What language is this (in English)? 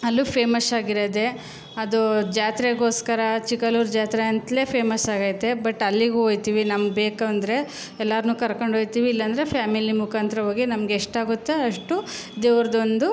Kannada